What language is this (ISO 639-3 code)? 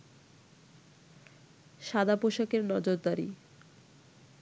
ben